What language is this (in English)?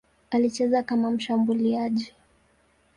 Swahili